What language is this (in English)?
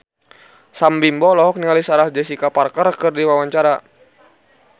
Sundanese